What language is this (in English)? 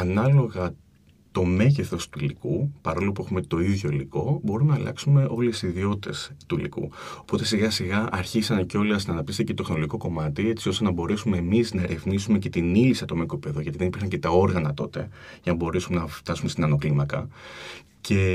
Greek